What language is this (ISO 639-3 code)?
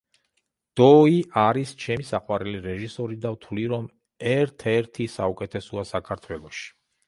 kat